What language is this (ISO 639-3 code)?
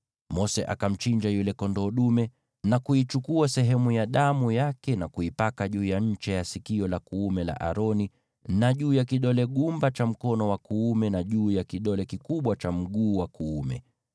swa